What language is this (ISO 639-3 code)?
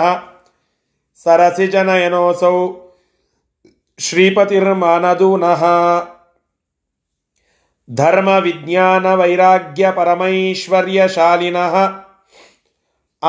kan